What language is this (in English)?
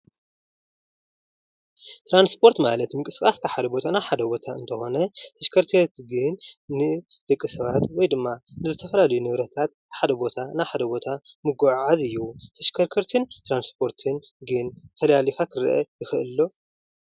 Tigrinya